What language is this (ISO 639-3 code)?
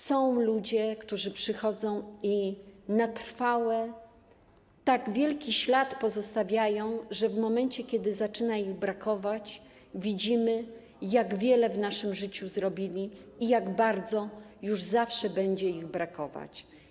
pol